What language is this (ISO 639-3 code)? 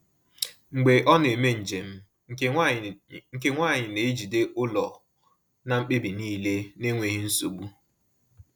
ibo